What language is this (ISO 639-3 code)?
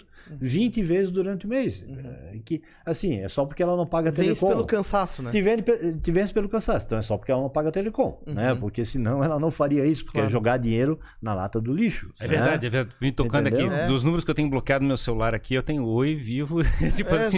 por